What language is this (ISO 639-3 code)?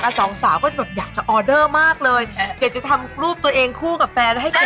tha